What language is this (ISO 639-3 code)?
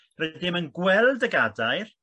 cym